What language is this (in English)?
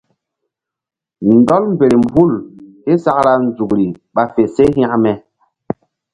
Mbum